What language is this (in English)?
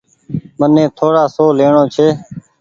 Goaria